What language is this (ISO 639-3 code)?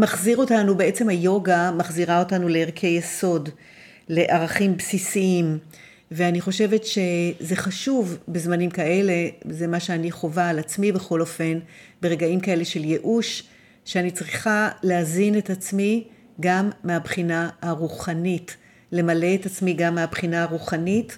heb